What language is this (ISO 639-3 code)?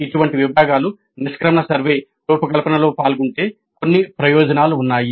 tel